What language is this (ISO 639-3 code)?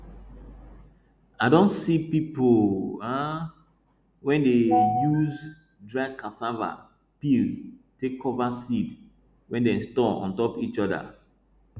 pcm